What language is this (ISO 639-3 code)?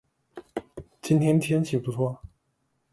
zho